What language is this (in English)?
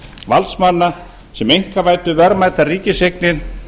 Icelandic